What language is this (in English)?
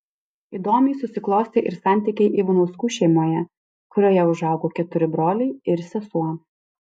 Lithuanian